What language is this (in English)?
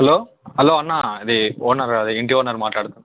Telugu